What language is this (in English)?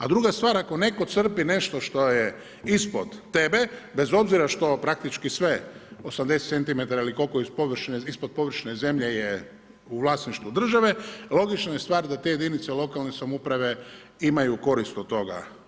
Croatian